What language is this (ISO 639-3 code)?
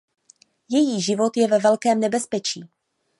ces